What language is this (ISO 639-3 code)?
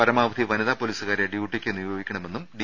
mal